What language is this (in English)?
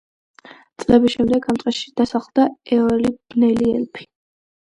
Georgian